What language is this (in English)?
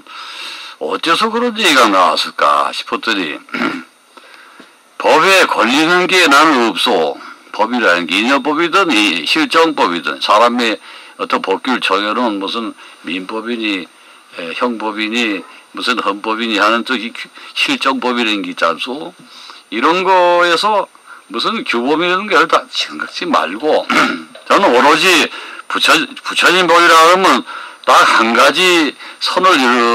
Korean